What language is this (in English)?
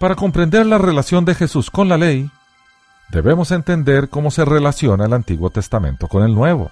Spanish